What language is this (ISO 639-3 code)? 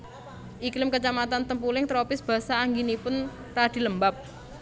jav